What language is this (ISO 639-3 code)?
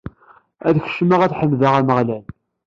kab